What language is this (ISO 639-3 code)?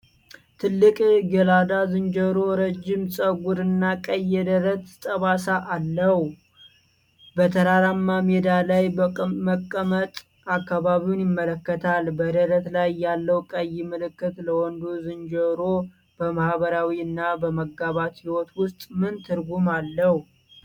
amh